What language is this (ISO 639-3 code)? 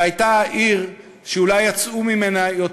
heb